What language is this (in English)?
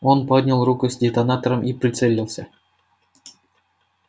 Russian